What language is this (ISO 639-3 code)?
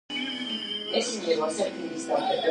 kat